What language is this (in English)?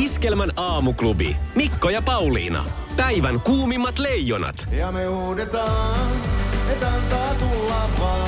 Finnish